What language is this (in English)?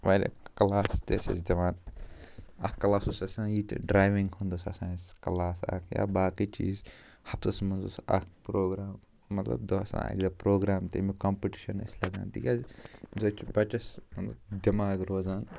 Kashmiri